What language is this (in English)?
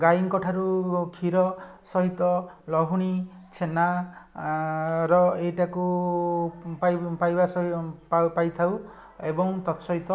Odia